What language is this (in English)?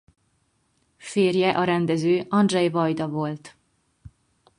Hungarian